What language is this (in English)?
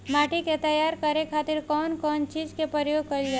Bhojpuri